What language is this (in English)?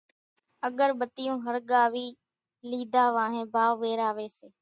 Kachi Koli